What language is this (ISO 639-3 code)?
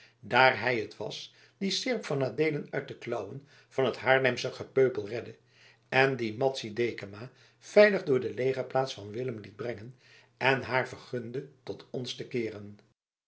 nld